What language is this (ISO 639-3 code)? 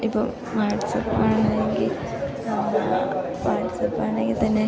mal